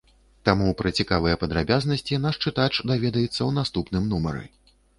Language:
Belarusian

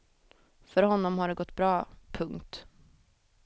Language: Swedish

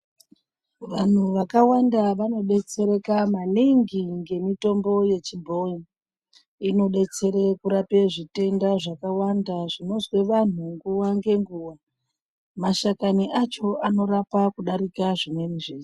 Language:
Ndau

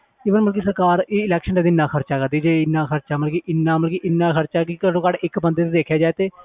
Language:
Punjabi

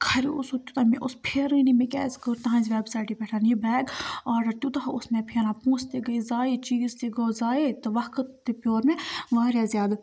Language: Kashmiri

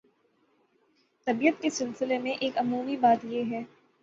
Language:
Urdu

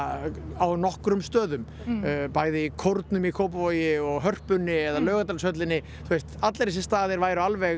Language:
Icelandic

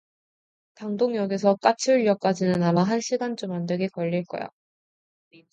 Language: Korean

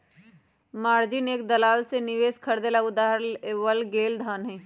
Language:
Magahi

